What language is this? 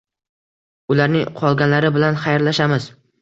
Uzbek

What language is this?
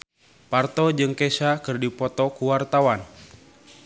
Sundanese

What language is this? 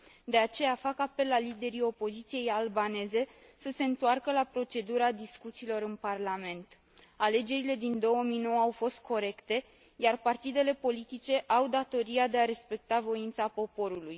Romanian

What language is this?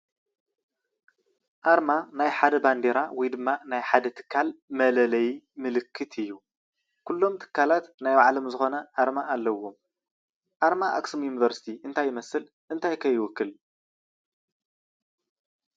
Tigrinya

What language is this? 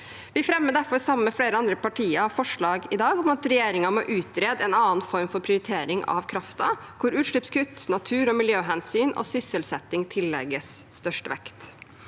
Norwegian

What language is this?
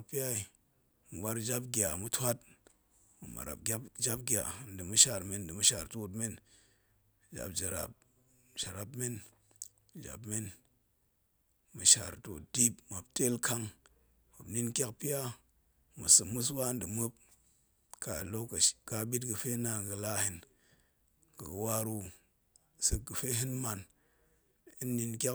Goemai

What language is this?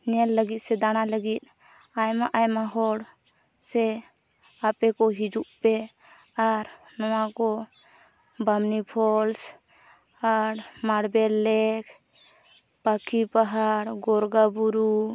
Santali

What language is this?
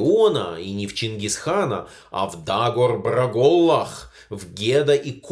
Russian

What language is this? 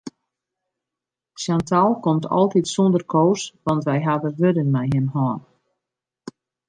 Western Frisian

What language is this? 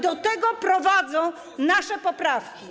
Polish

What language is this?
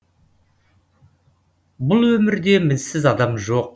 Kazakh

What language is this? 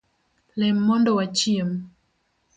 Luo (Kenya and Tanzania)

